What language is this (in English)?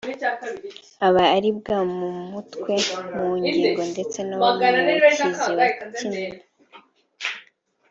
Kinyarwanda